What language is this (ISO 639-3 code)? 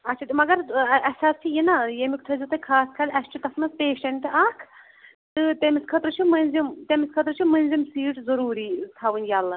kas